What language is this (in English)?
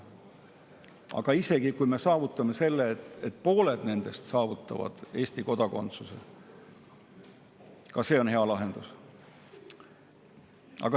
Estonian